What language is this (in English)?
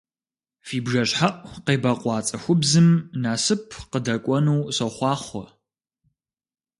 Kabardian